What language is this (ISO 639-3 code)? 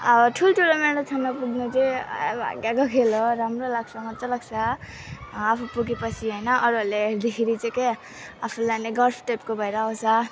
nep